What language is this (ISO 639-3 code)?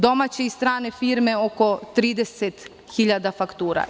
srp